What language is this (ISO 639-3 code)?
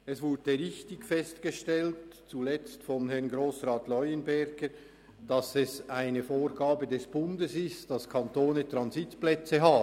gsw